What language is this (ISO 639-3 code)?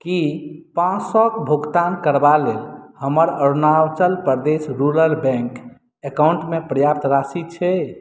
mai